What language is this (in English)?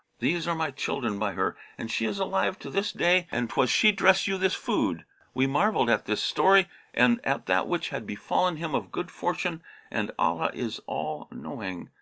English